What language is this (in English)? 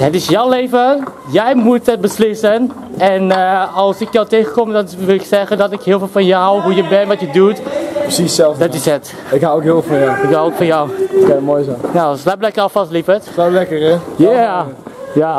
Dutch